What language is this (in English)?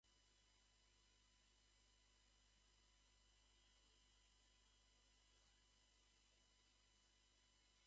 Japanese